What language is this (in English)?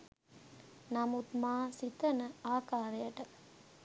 Sinhala